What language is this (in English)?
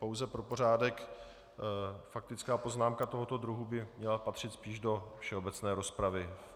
Czech